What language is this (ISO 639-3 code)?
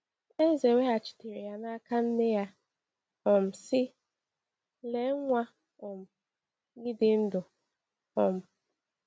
ibo